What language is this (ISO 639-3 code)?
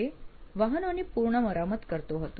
guj